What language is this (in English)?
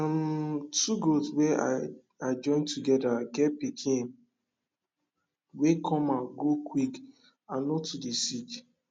Nigerian Pidgin